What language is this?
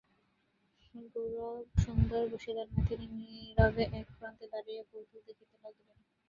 Bangla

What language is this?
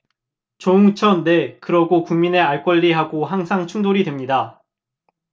Korean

